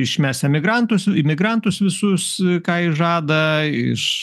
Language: Lithuanian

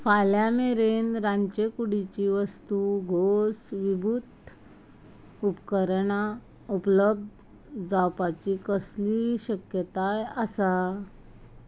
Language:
Konkani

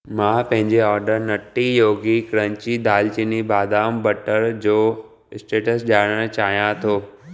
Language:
Sindhi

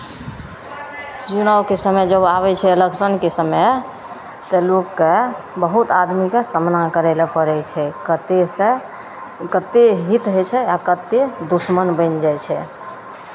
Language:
Maithili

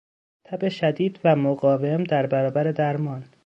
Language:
Persian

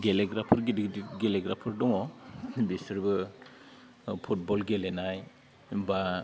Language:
Bodo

